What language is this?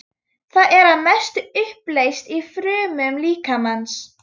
Icelandic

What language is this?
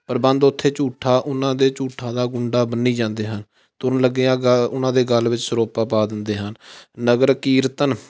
Punjabi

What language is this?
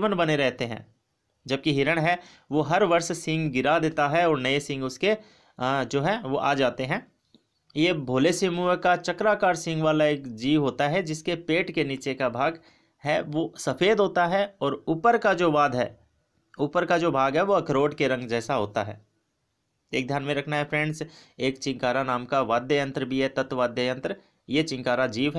Hindi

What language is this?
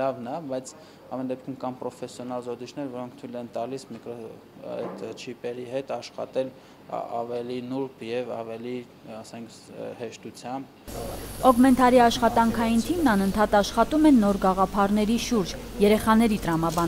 Romanian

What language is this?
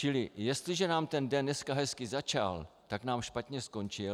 Czech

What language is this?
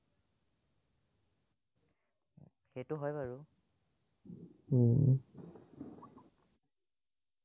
Assamese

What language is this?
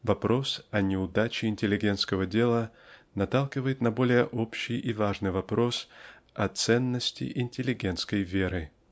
Russian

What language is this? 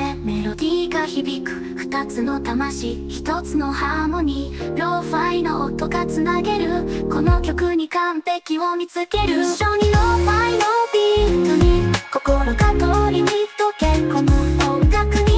Japanese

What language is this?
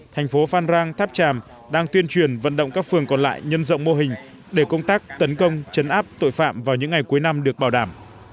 Vietnamese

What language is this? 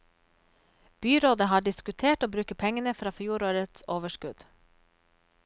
Norwegian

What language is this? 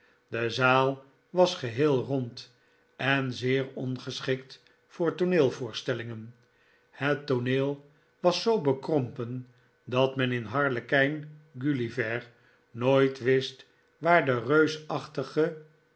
Dutch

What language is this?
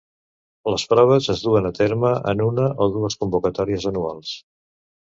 Catalan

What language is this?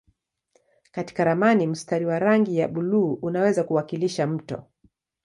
Swahili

